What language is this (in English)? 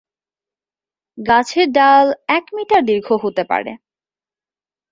Bangla